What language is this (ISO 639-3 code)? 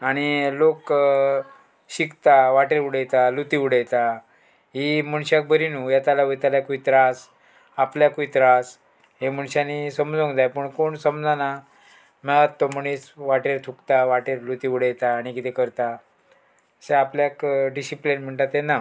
kok